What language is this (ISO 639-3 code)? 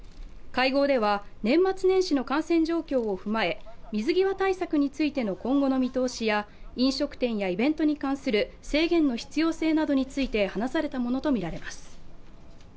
jpn